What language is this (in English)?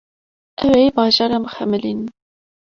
Kurdish